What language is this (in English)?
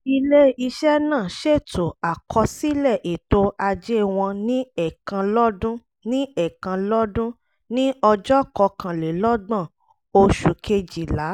Yoruba